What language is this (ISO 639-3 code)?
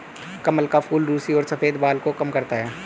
hin